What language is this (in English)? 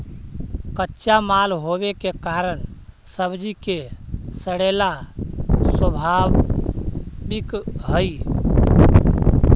Magahi